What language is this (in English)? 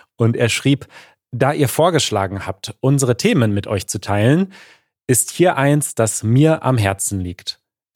German